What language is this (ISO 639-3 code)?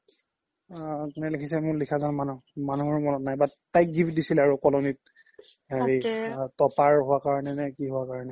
asm